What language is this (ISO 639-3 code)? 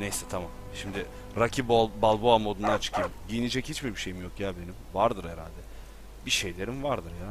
tur